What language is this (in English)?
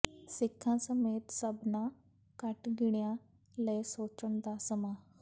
Punjabi